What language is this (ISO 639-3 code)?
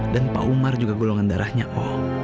ind